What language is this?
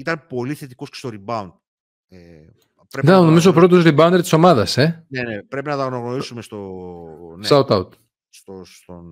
Greek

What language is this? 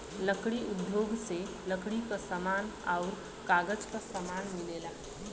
Bhojpuri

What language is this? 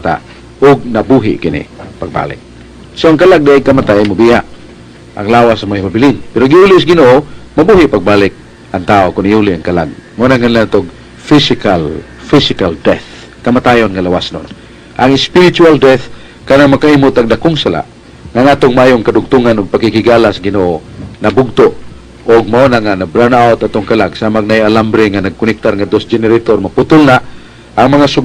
Filipino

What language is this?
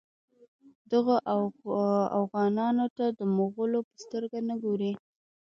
Pashto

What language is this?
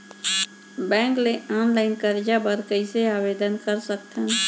Chhattisgarhi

